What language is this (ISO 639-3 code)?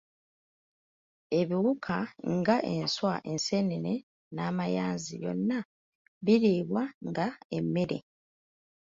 lug